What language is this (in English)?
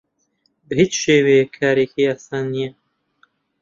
Central Kurdish